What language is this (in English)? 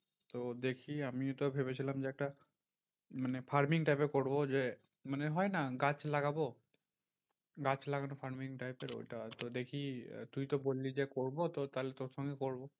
Bangla